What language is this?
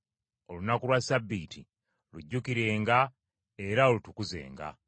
Ganda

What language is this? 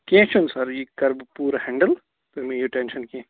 Kashmiri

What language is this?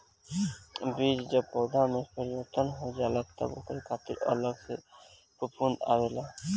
Bhojpuri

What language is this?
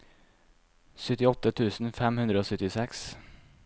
Norwegian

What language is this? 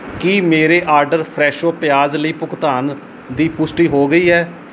Punjabi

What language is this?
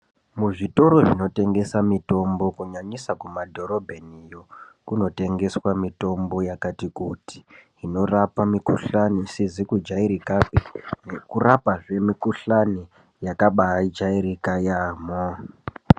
Ndau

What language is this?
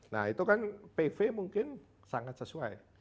Indonesian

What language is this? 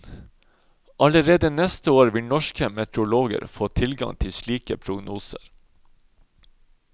Norwegian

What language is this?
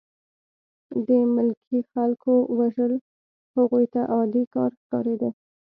Pashto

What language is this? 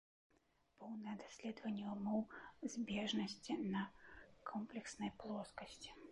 Belarusian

